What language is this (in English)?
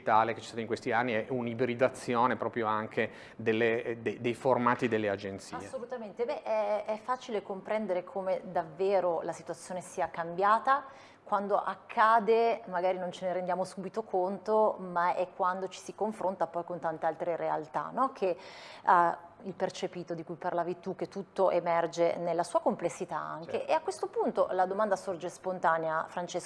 Italian